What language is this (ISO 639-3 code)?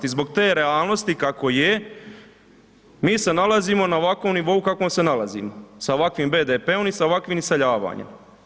hrv